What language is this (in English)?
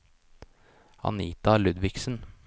Norwegian